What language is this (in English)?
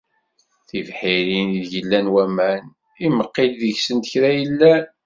Kabyle